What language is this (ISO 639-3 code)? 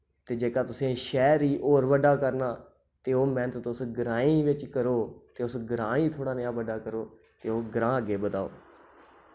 doi